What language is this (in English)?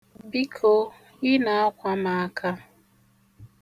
Igbo